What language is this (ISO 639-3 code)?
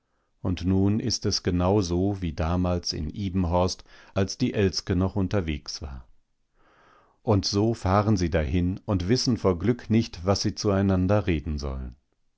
deu